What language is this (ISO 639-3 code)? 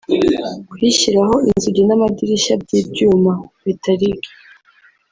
kin